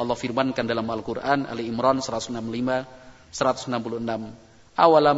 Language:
Indonesian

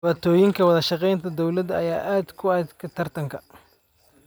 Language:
Somali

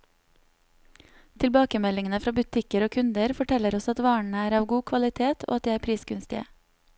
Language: Norwegian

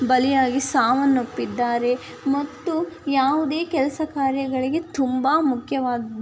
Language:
Kannada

